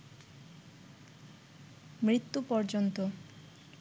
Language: Bangla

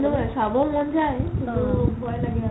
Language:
Assamese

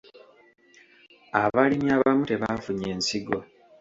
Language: Ganda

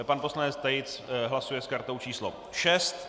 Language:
Czech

